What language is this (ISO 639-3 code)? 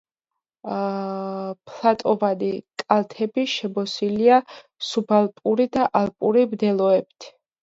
kat